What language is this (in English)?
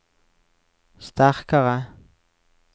Norwegian